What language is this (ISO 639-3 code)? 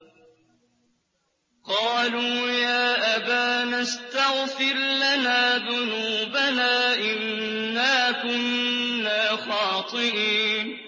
ara